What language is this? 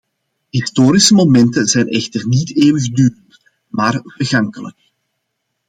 Dutch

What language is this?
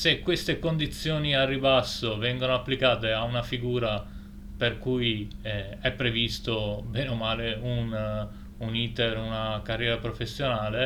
Italian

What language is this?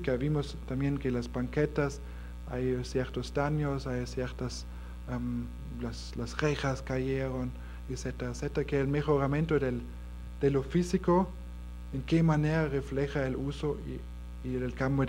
Spanish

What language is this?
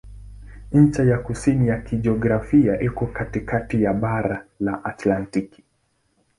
Swahili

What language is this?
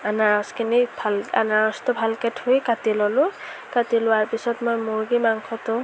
Assamese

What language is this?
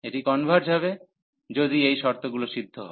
Bangla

